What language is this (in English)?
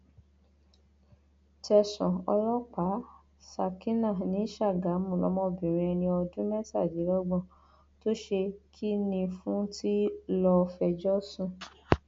Yoruba